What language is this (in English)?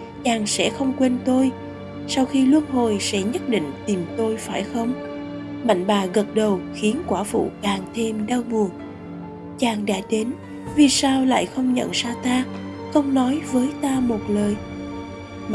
Vietnamese